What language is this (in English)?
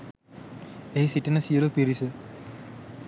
Sinhala